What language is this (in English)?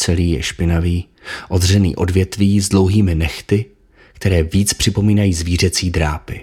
Czech